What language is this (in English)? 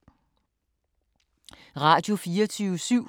Danish